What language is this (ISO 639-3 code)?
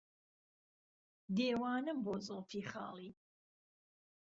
ckb